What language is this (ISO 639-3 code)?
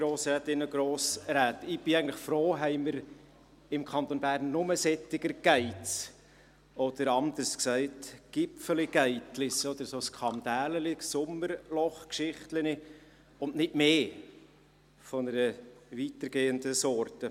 gsw